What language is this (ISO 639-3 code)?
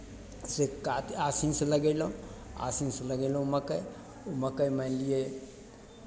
mai